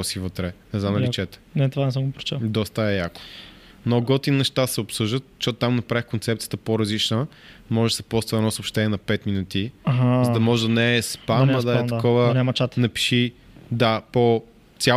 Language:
Bulgarian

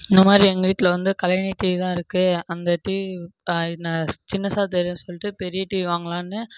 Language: Tamil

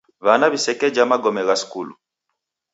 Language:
Taita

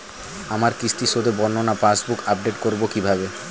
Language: Bangla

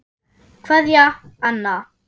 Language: Icelandic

